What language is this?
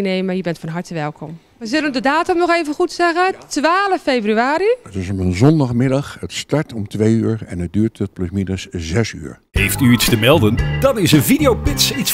Dutch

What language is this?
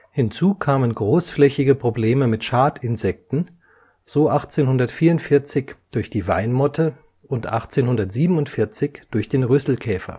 German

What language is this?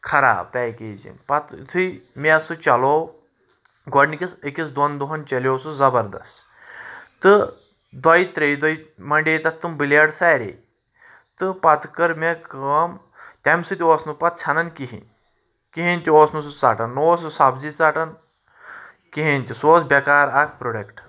Kashmiri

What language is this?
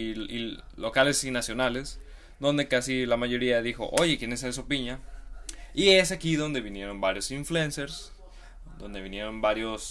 Spanish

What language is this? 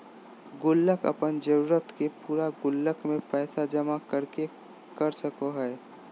Magahi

